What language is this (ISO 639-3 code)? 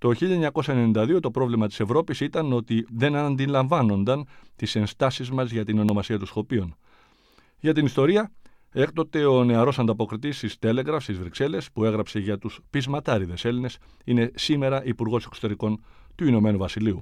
ell